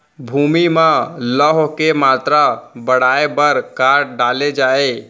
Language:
Chhattisgarhi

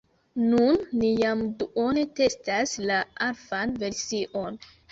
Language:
Esperanto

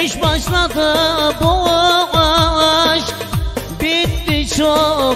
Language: Arabic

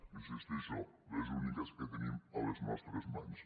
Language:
Catalan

